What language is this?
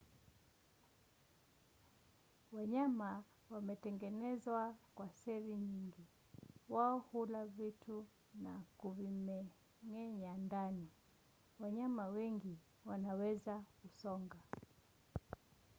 Swahili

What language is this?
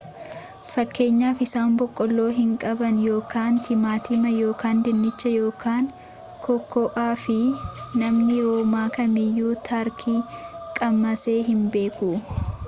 Oromo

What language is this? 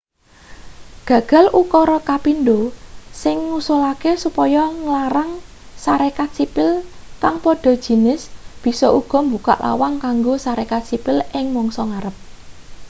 Javanese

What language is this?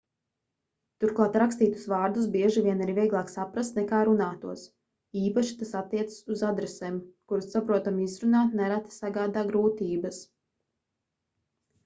Latvian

